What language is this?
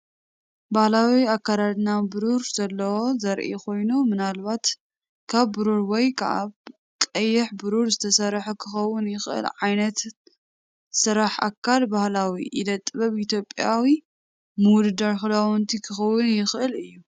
Tigrinya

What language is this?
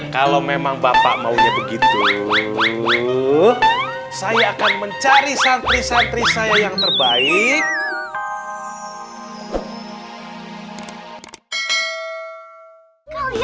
Indonesian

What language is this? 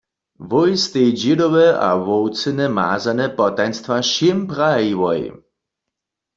Upper Sorbian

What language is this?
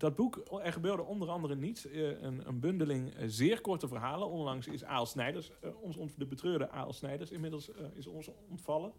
Dutch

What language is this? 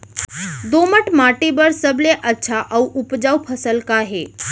Chhattisgarhi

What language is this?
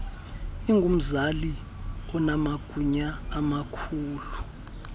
Xhosa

